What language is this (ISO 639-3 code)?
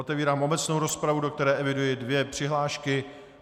ces